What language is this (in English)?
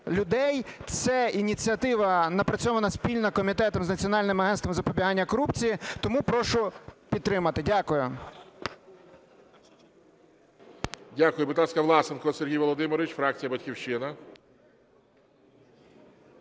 Ukrainian